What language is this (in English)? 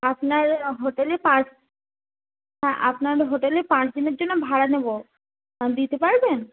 Bangla